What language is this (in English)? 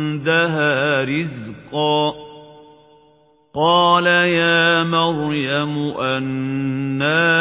Arabic